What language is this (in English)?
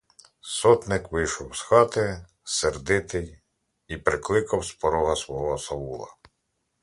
Ukrainian